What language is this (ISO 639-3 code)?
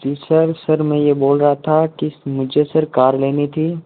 hin